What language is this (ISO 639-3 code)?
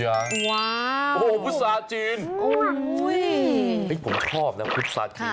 tha